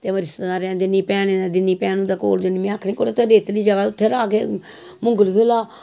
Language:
Dogri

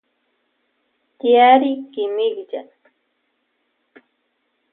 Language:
Loja Highland Quichua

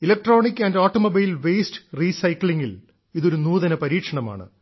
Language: Malayalam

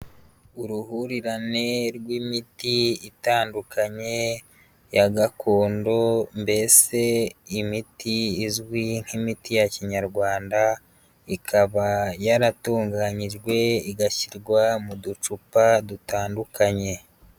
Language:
Kinyarwanda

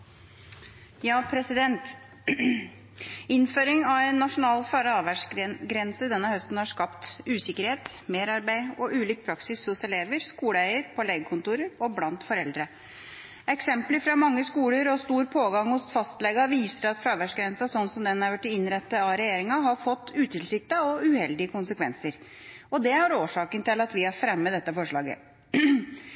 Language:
Norwegian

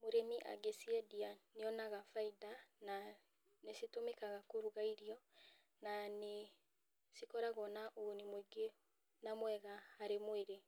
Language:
Kikuyu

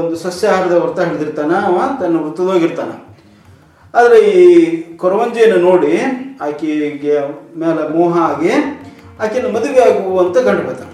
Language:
Kannada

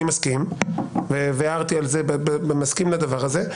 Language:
Hebrew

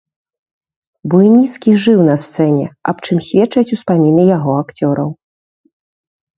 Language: Belarusian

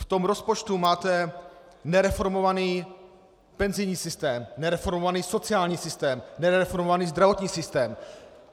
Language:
Czech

